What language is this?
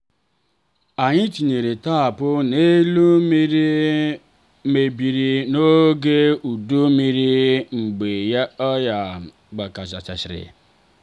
Igbo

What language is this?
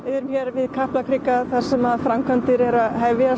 Icelandic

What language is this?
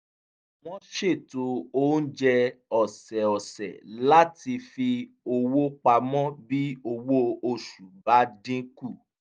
Yoruba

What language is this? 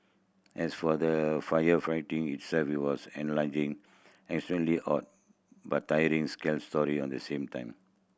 English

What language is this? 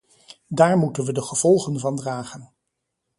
Dutch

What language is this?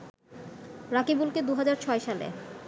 Bangla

